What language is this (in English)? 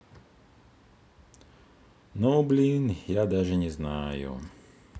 Russian